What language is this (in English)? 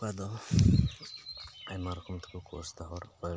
Santali